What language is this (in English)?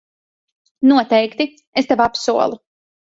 Latvian